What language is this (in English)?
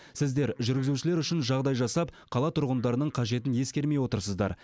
Kazakh